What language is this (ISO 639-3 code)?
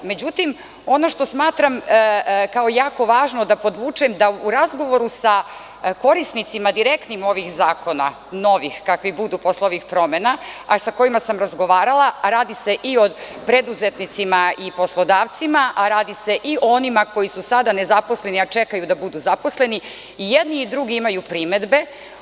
srp